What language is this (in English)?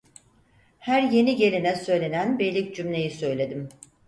Turkish